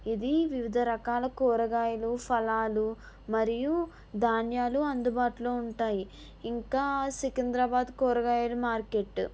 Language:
Telugu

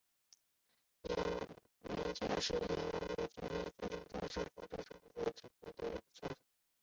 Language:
Chinese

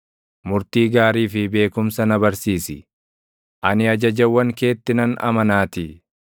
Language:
Oromo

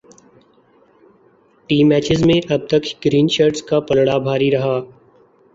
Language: Urdu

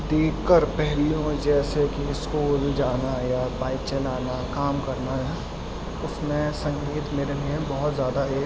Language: Urdu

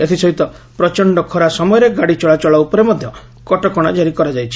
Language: Odia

